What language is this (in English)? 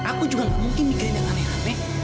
Indonesian